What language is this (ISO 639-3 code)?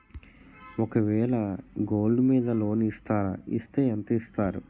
tel